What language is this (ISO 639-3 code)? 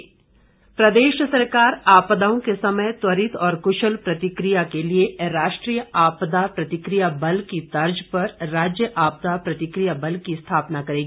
hin